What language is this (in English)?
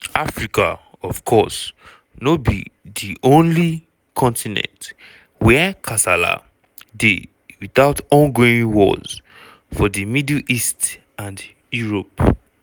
Nigerian Pidgin